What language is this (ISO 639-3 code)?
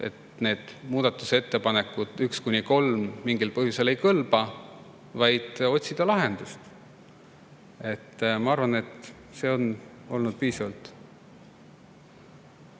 est